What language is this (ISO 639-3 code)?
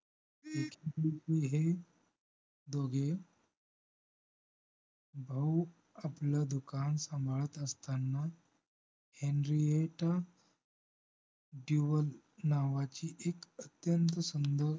mar